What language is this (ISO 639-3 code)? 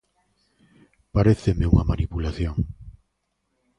glg